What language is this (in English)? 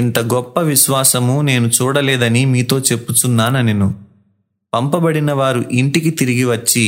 Telugu